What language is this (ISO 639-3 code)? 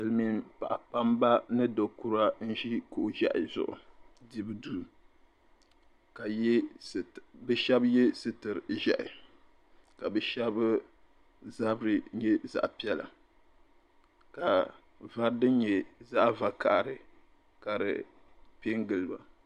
dag